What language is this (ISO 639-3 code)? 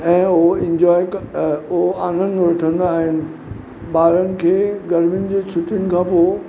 snd